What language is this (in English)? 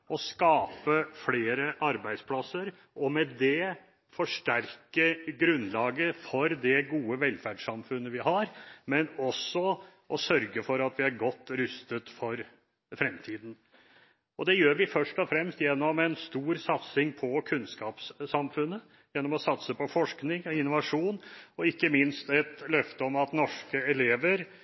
Norwegian Bokmål